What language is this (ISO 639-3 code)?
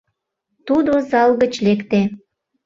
chm